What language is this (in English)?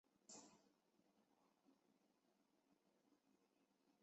Chinese